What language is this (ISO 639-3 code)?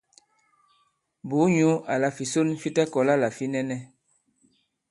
abb